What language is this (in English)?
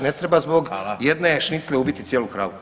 Croatian